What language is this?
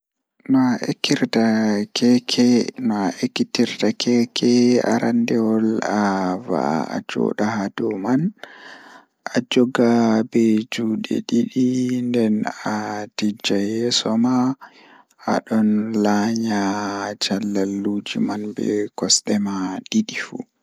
Fula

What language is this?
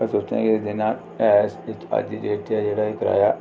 Dogri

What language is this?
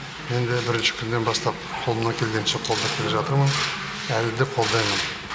Kazakh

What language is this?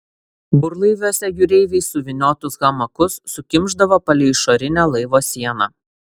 Lithuanian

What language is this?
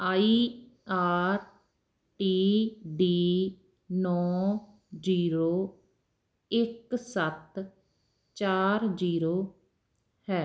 Punjabi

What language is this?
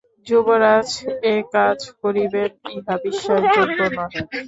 Bangla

